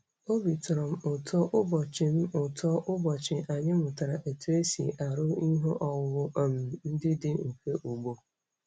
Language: Igbo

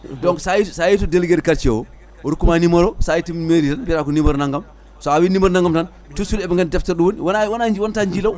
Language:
Fula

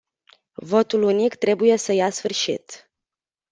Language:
Romanian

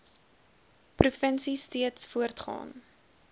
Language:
Afrikaans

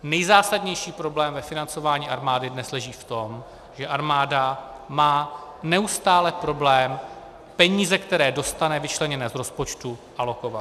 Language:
Czech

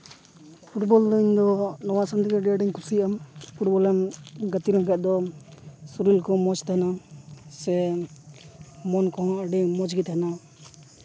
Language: Santali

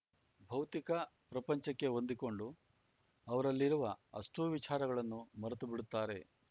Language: Kannada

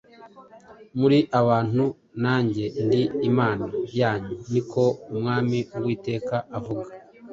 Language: Kinyarwanda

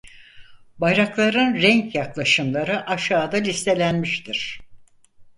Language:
Turkish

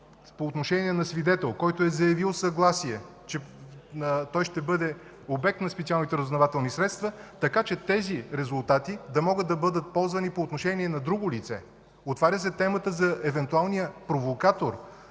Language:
Bulgarian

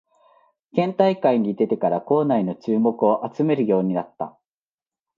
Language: Japanese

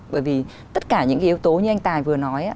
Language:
Vietnamese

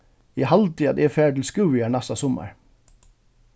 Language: Faroese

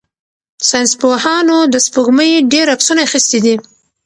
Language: Pashto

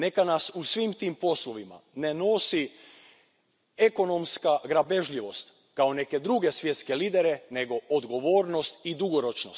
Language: Croatian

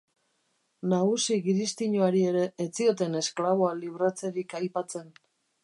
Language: Basque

